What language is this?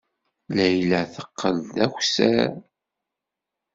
Kabyle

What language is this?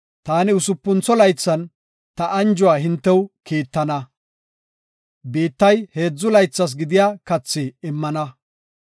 Gofa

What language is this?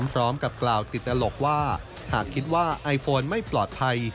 Thai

